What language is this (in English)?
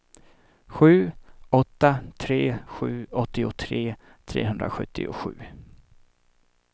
Swedish